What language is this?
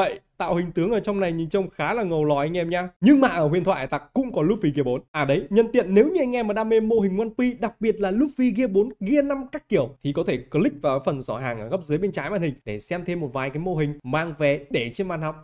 Vietnamese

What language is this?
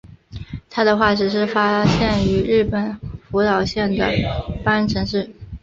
Chinese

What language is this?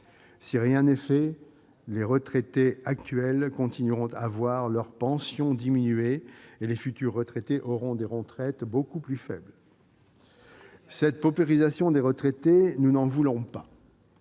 French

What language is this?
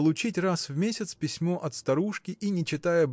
Russian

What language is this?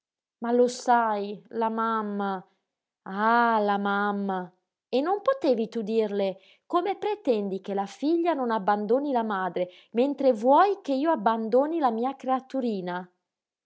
Italian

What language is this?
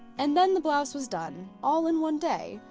English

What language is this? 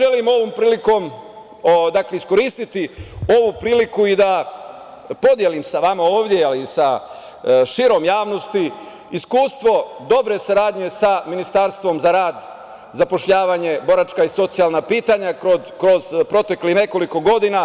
Serbian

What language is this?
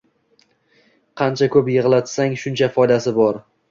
Uzbek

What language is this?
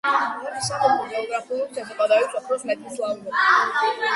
Georgian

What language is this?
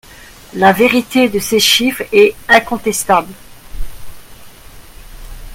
French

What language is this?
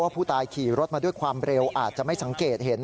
Thai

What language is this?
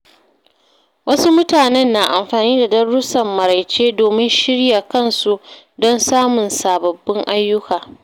Hausa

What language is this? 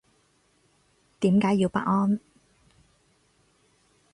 Cantonese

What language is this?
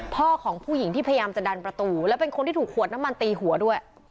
Thai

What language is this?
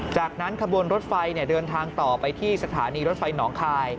Thai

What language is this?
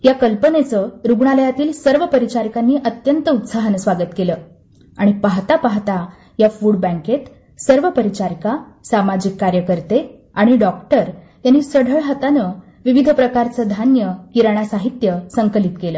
Marathi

